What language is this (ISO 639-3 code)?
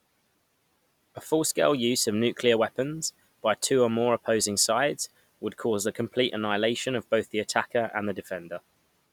eng